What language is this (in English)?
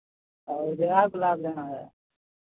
Maithili